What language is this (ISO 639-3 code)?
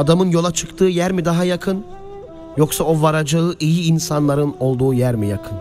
tur